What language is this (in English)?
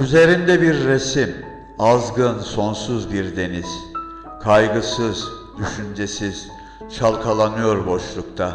Turkish